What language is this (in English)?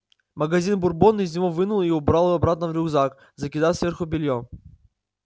Russian